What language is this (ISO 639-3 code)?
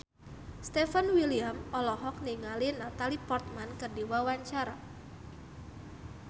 sun